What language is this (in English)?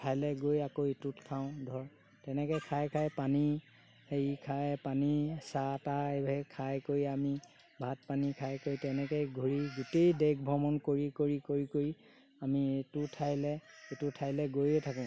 Assamese